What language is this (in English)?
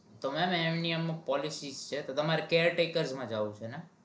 Gujarati